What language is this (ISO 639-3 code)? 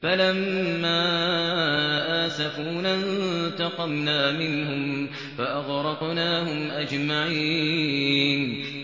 ara